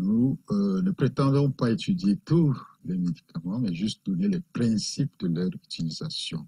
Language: French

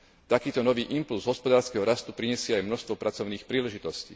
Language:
Slovak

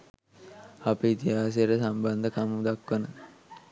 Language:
Sinhala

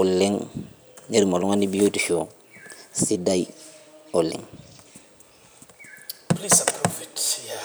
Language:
Masai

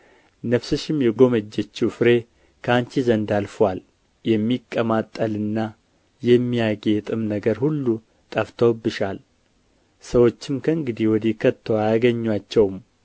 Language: Amharic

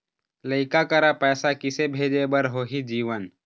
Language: Chhattisgarhi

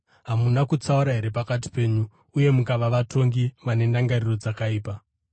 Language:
Shona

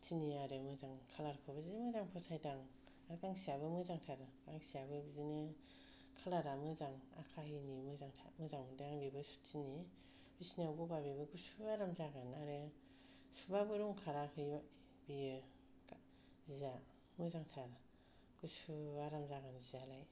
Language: Bodo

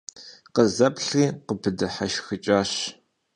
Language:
Kabardian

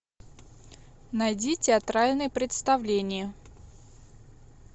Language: Russian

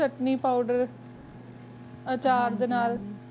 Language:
Punjabi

